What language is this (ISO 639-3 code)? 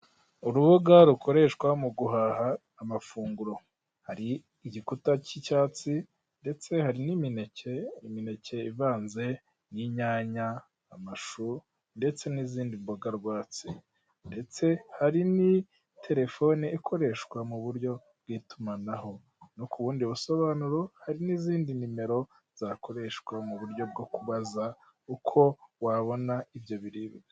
kin